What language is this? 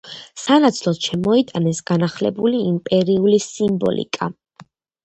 Georgian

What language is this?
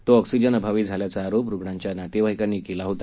Marathi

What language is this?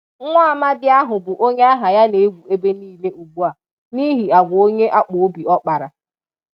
Igbo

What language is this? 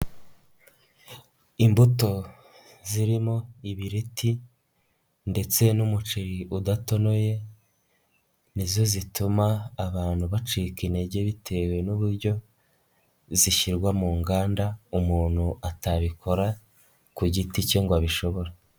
Kinyarwanda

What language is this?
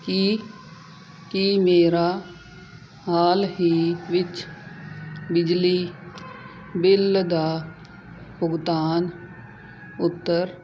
Punjabi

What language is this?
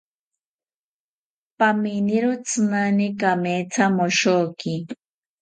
South Ucayali Ashéninka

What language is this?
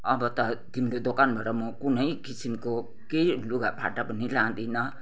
Nepali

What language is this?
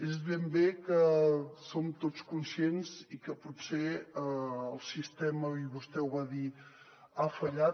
Catalan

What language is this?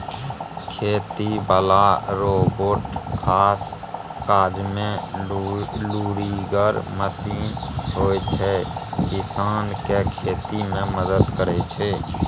Maithili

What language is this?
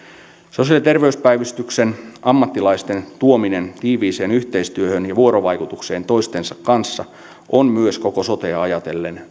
Finnish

